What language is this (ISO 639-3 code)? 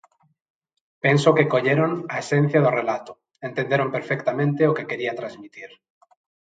glg